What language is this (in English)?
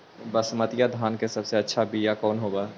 Magahi